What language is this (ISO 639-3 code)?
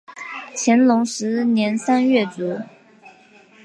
zho